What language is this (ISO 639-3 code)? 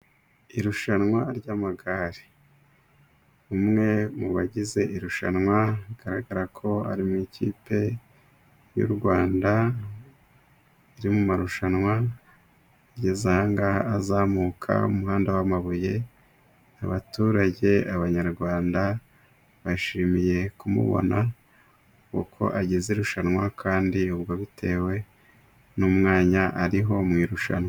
kin